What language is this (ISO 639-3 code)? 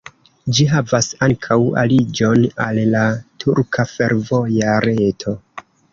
epo